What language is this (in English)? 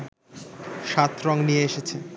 Bangla